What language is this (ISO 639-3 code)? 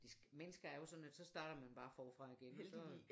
dan